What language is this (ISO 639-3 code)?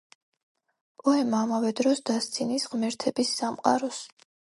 kat